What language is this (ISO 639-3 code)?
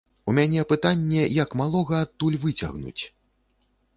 bel